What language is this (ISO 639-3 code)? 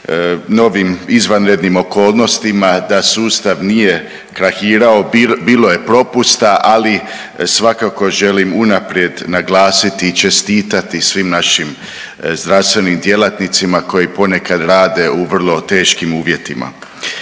hrv